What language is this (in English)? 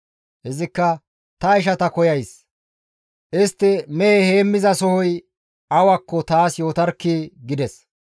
Gamo